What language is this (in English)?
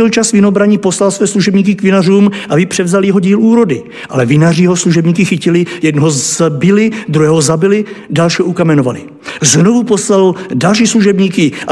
Czech